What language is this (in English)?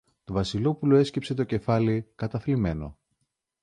Greek